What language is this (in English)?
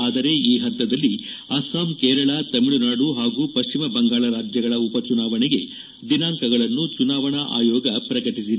Kannada